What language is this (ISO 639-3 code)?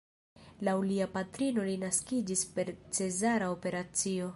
epo